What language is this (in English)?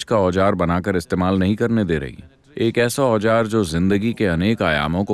Hindi